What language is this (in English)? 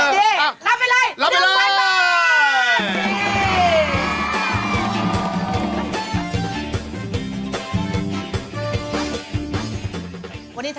Thai